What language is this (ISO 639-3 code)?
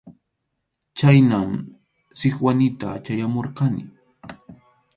qxu